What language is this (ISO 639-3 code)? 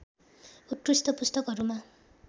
nep